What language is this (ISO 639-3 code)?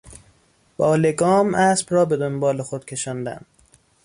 fas